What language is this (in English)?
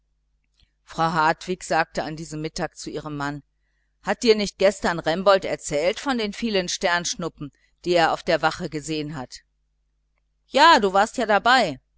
German